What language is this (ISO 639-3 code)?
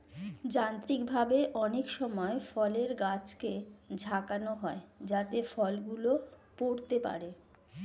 ben